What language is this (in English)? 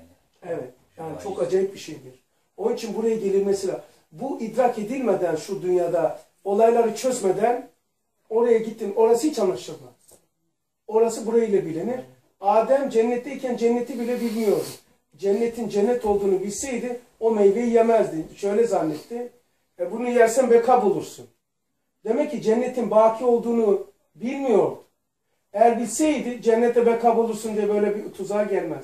Turkish